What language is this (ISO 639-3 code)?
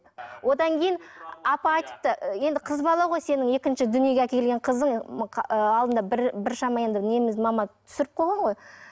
kaz